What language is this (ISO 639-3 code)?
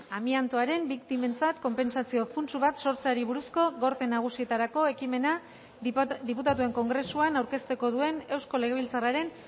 eus